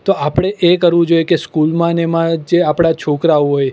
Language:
Gujarati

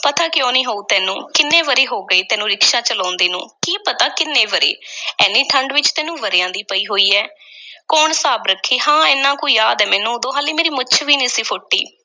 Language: Punjabi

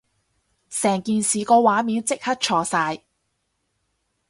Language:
Cantonese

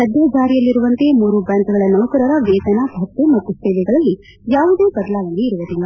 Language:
Kannada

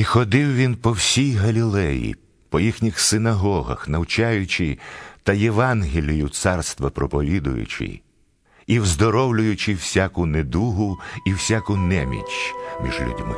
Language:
Ukrainian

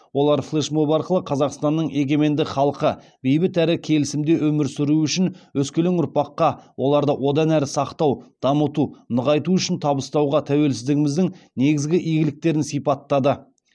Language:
Kazakh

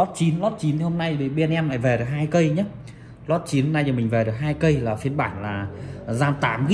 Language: Vietnamese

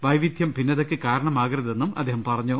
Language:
Malayalam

